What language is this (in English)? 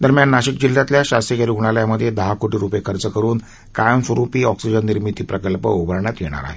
Marathi